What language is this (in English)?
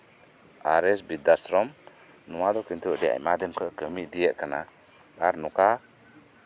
Santali